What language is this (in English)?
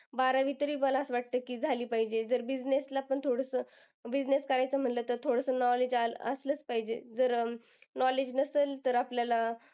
Marathi